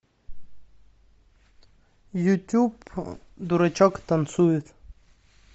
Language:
Russian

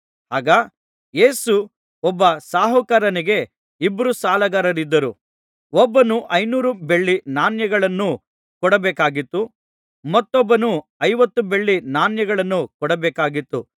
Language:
Kannada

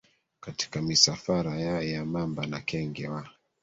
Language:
Swahili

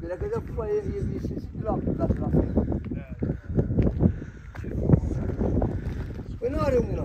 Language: Romanian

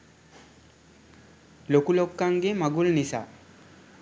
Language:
Sinhala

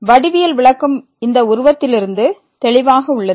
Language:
Tamil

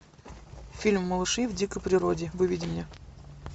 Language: Russian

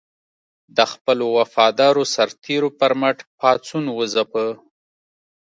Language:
Pashto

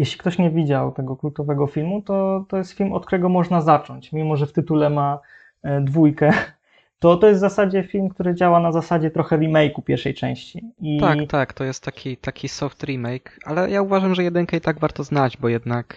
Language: Polish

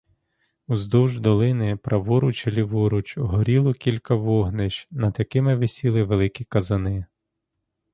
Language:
Ukrainian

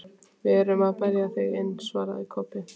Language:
Icelandic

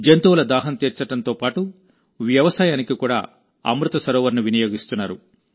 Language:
Telugu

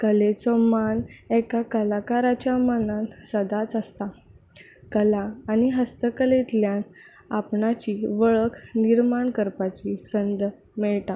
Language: Konkani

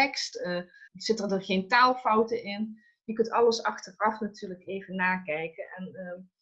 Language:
Dutch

